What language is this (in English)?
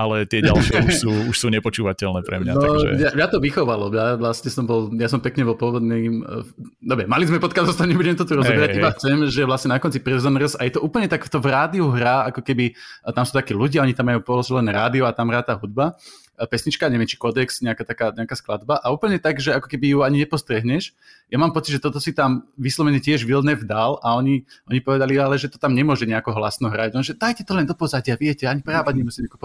Slovak